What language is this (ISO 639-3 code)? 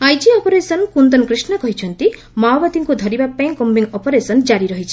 ori